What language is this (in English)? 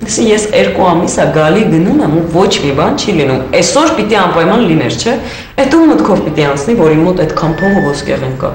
Romanian